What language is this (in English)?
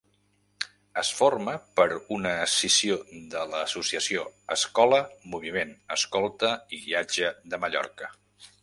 Catalan